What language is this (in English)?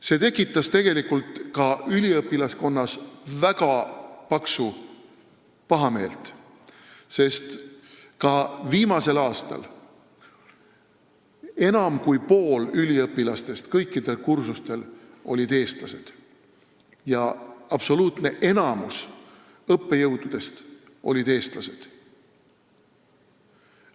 Estonian